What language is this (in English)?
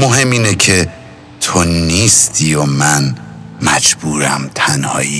Persian